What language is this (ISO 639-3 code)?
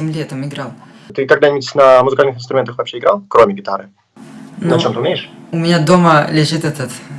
rus